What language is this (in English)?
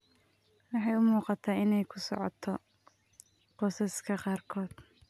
Somali